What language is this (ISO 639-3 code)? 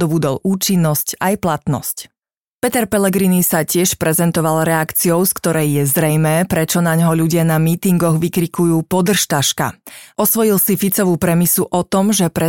slk